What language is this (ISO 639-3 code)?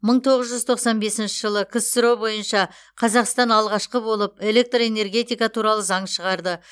kaz